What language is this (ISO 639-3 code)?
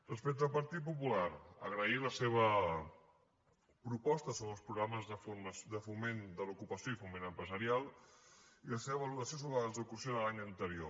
cat